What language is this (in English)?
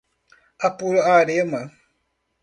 Portuguese